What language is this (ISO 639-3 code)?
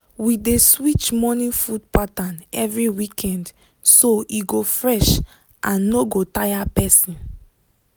pcm